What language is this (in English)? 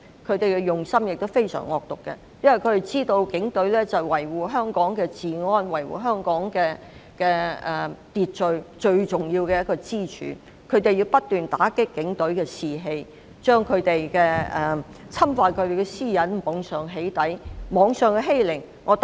Cantonese